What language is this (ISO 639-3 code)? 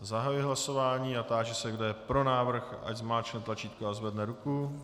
ces